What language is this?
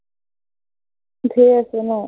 Assamese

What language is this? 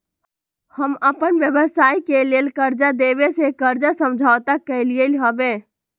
Magahi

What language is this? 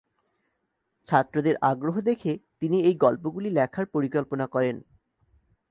Bangla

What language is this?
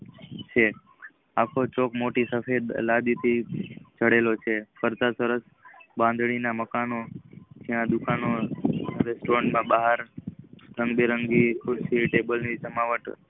Gujarati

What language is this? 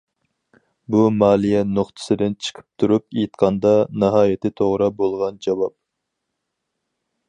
Uyghur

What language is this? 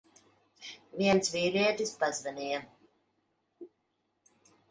Latvian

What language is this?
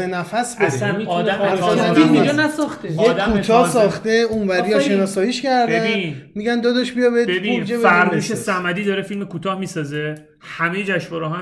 Persian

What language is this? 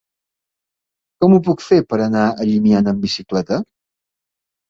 Catalan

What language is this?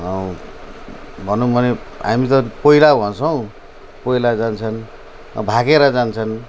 Nepali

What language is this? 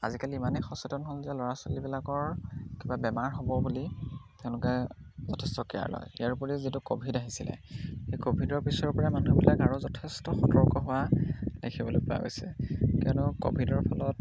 Assamese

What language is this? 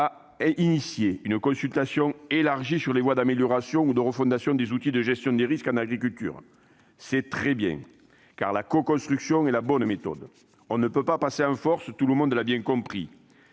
French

